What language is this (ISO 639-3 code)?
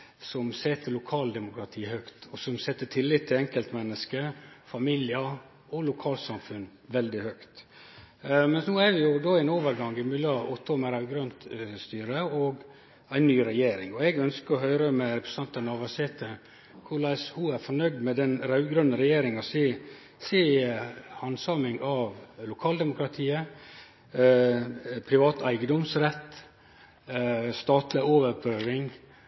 nno